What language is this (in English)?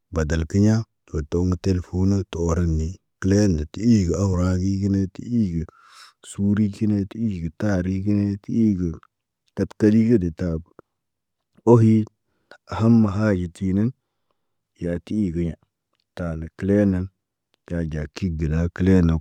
Naba